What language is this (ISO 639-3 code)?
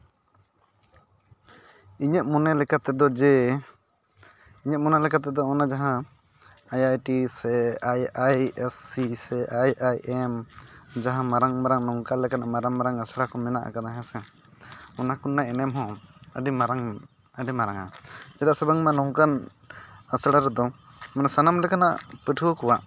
sat